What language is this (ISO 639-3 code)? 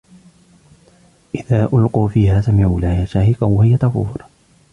ara